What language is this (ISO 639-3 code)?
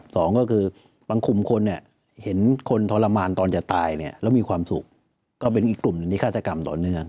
tha